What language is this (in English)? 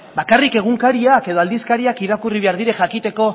Basque